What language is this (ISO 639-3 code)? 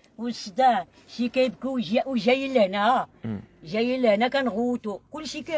ara